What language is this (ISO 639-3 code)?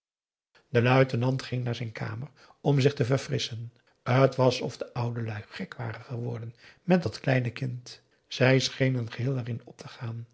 nld